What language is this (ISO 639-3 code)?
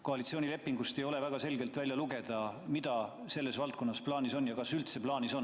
est